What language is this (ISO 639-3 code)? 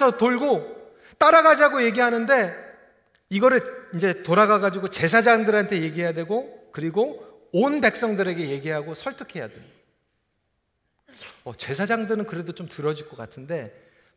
kor